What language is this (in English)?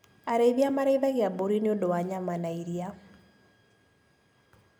Kikuyu